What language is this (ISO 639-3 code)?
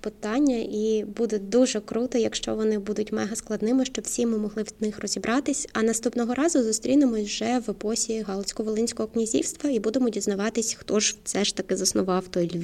ukr